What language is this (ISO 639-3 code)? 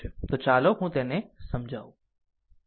guj